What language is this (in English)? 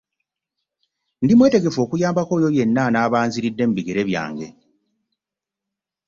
Ganda